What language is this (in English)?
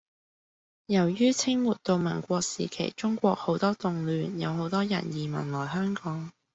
Cantonese